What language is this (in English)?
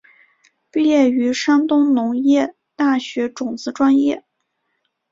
Chinese